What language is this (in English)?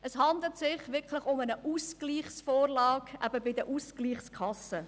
Swiss German